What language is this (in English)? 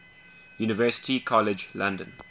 English